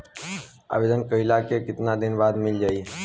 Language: Bhojpuri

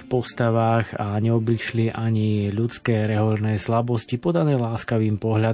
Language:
Slovak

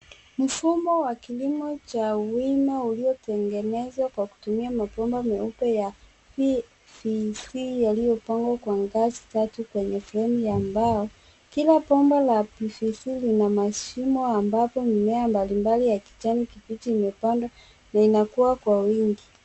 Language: Swahili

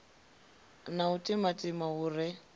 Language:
Venda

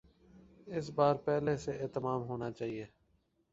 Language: Urdu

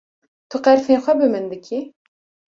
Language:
Kurdish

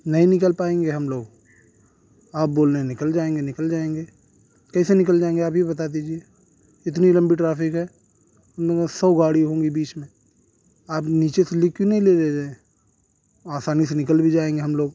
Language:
Urdu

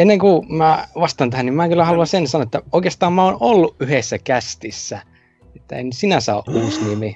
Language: Finnish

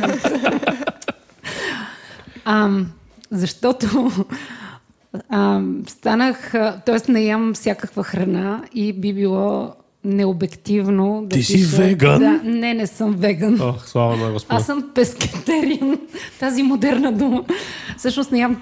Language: Bulgarian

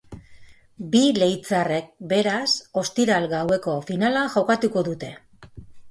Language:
Basque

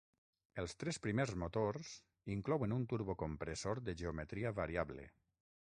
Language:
Catalan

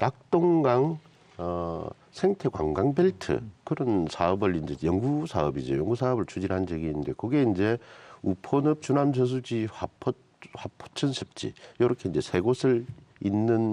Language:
Korean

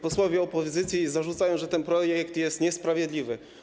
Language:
Polish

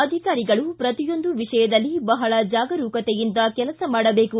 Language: Kannada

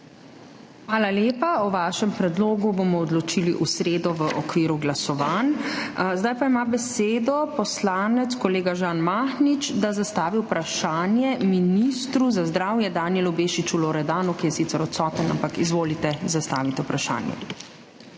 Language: Slovenian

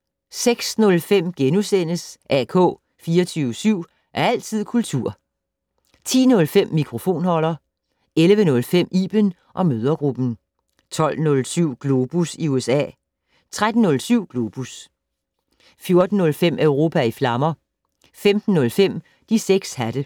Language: Danish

